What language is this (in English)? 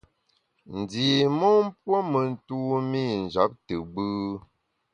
Bamun